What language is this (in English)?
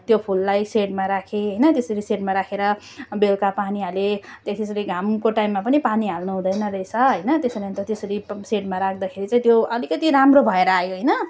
Nepali